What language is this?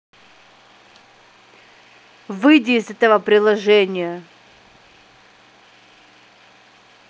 Russian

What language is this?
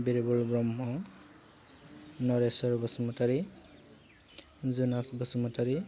Bodo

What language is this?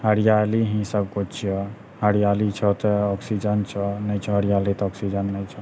Maithili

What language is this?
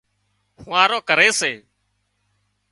Wadiyara Koli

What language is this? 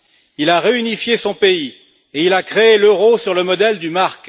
French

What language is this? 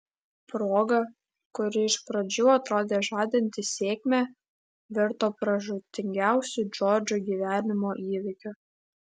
Lithuanian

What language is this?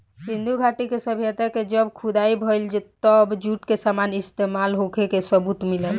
Bhojpuri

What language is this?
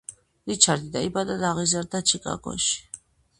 Georgian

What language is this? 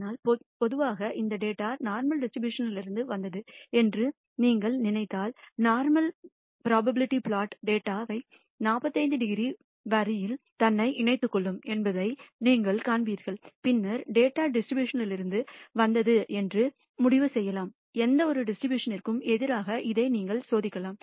Tamil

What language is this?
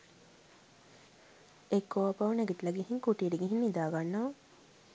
Sinhala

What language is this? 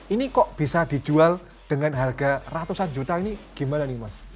Indonesian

